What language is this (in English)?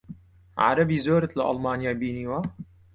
Central Kurdish